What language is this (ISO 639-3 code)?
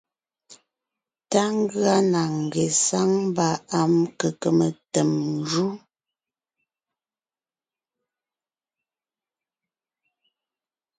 nnh